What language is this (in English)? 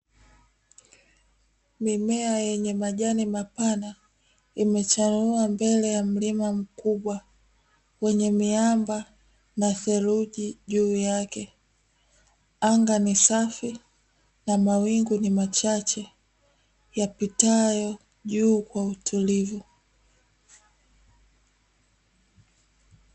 Swahili